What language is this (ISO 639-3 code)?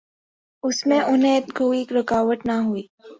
urd